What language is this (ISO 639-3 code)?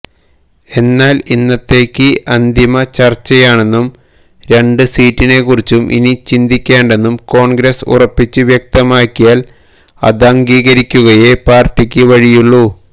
mal